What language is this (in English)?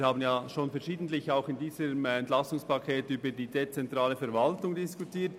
Swiss German